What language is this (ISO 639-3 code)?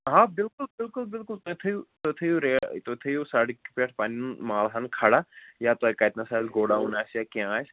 kas